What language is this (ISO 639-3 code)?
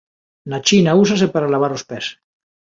glg